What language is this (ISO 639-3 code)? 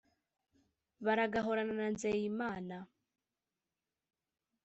kin